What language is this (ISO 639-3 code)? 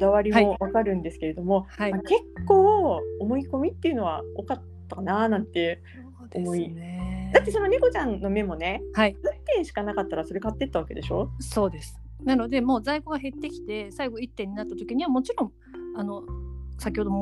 jpn